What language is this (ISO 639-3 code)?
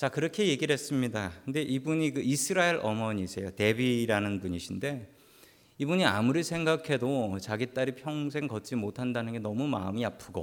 kor